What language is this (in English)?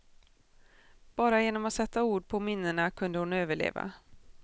Swedish